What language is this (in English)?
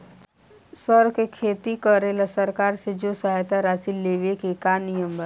Bhojpuri